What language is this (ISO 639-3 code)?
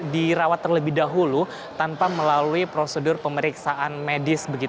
ind